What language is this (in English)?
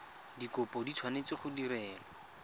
Tswana